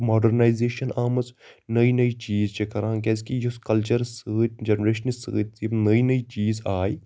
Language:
Kashmiri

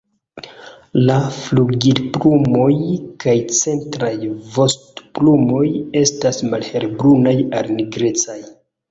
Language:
Esperanto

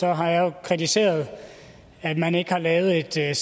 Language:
Danish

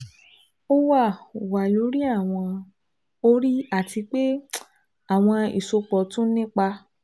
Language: Yoruba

